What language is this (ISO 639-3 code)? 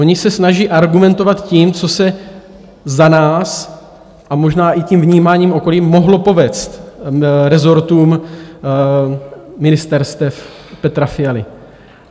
ces